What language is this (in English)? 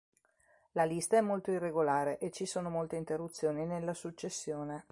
Italian